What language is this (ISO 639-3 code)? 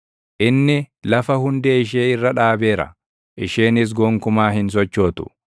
orm